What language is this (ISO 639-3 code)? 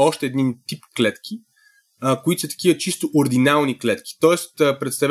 bul